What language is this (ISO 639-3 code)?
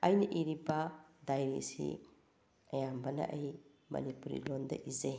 mni